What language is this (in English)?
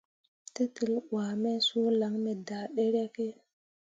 Mundang